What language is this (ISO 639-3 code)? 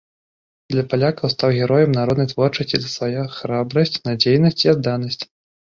bel